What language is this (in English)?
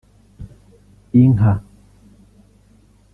Kinyarwanda